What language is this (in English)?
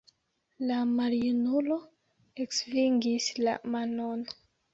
Esperanto